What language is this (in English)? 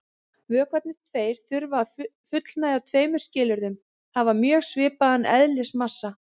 Icelandic